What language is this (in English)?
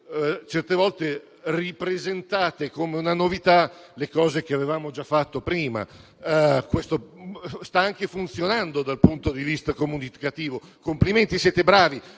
Italian